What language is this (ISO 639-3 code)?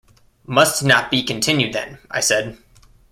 eng